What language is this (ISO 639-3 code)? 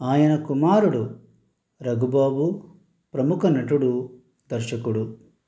tel